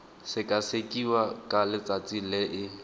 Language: Tswana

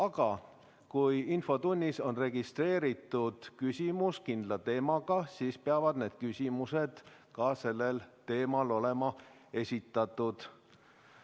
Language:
Estonian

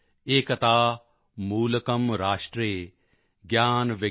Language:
Punjabi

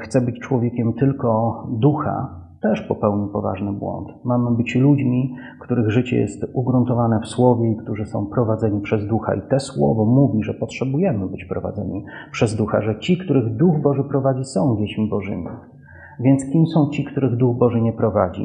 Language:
Polish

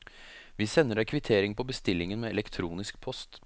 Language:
Norwegian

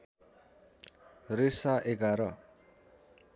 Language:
Nepali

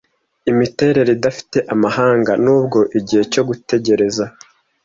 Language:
Kinyarwanda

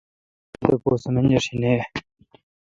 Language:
Kalkoti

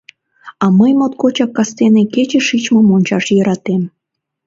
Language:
Mari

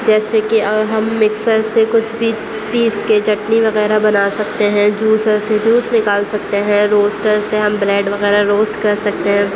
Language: Urdu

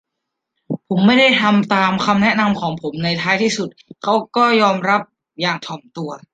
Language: Thai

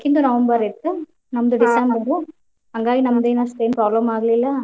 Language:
Kannada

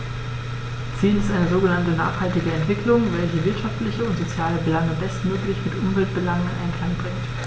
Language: German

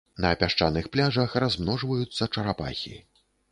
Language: Belarusian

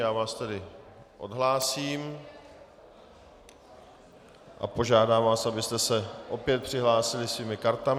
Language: Czech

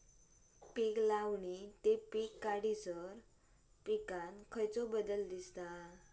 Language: Marathi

